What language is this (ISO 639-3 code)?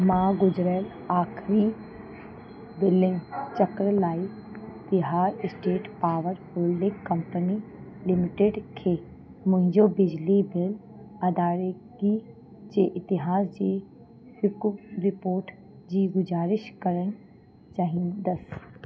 snd